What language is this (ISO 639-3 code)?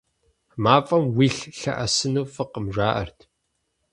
kbd